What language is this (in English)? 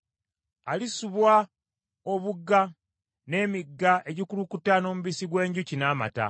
Ganda